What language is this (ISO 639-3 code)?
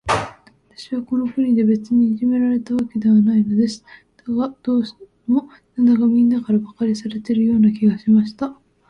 jpn